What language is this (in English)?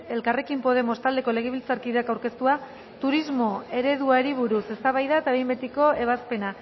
Basque